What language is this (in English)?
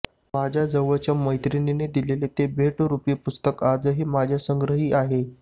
Marathi